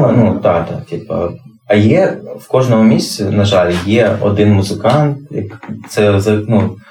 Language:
Ukrainian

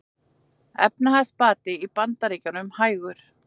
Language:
Icelandic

